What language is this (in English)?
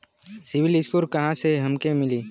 Bhojpuri